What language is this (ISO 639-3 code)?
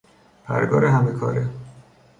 fas